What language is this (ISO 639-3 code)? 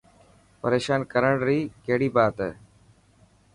mki